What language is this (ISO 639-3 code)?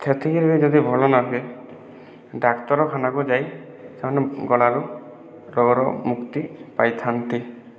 ori